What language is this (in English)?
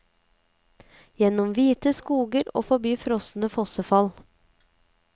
Norwegian